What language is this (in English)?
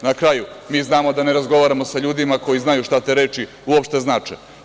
Serbian